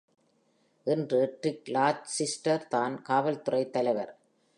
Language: Tamil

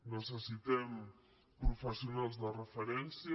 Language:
Catalan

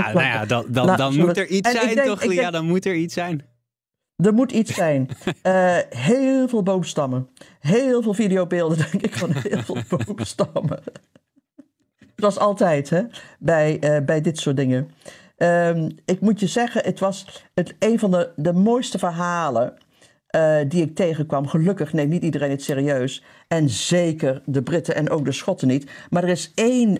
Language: Dutch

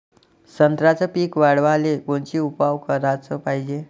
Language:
Marathi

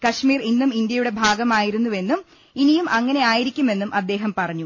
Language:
Malayalam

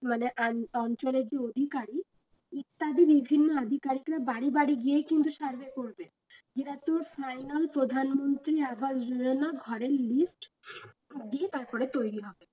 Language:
Bangla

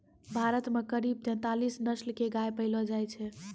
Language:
Maithili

